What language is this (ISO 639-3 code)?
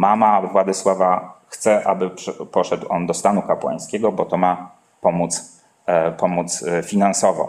pol